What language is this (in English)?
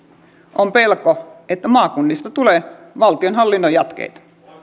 Finnish